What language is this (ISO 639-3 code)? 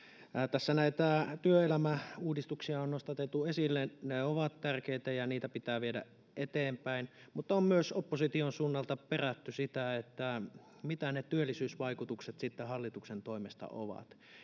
fin